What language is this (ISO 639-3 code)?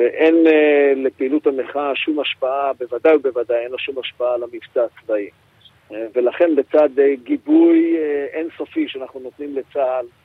heb